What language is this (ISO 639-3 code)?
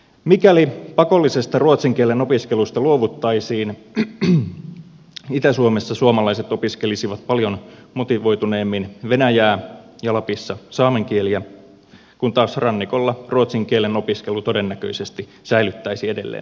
fin